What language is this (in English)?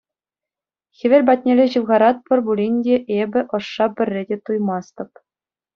Chuvash